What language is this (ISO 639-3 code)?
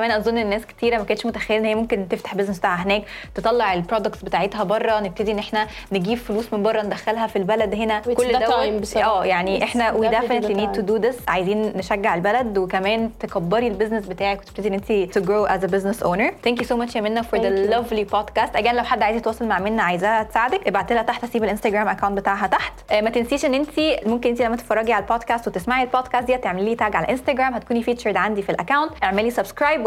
ara